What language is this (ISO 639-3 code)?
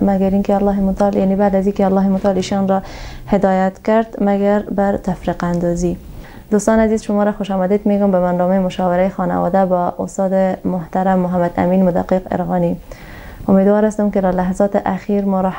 fas